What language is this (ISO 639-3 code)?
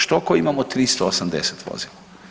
hrv